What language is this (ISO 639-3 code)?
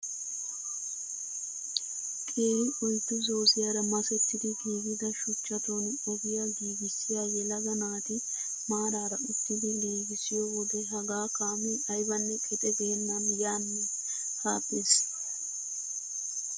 wal